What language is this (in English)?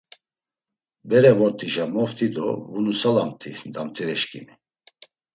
Laz